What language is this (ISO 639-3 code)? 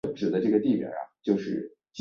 zho